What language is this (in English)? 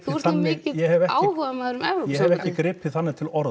Icelandic